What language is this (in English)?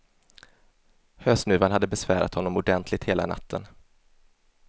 Swedish